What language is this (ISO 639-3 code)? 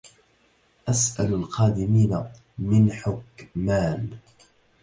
ara